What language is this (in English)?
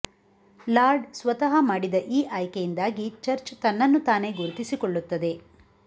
Kannada